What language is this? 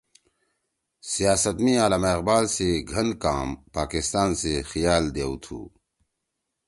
Torwali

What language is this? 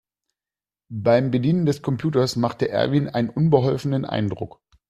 German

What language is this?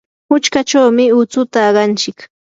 Yanahuanca Pasco Quechua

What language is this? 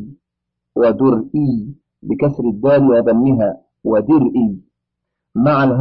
Arabic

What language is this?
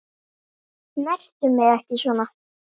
Icelandic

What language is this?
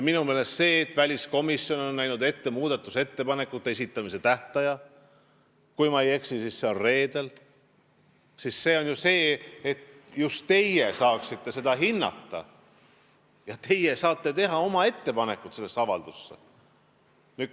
Estonian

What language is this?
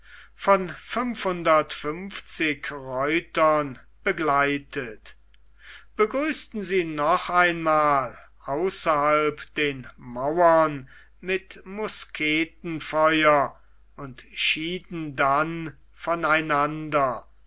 German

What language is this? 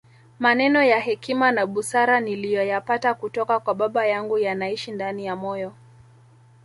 Swahili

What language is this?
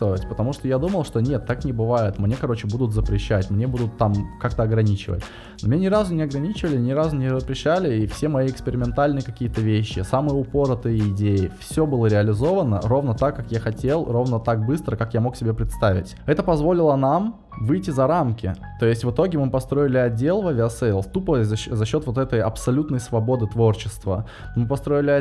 Russian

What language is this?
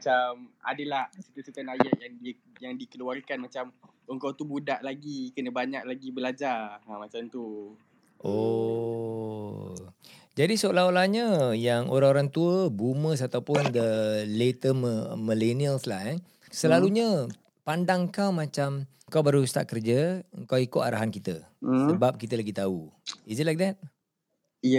Malay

